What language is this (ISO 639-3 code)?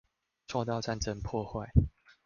zho